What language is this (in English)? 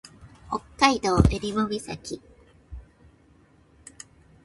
Japanese